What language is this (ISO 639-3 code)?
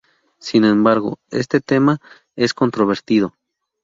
spa